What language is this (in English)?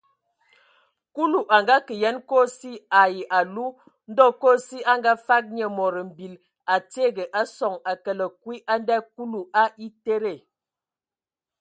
Ewondo